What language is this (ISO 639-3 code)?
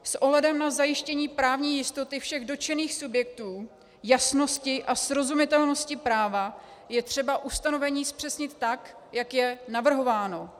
ces